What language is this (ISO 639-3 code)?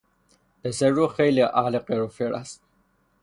fas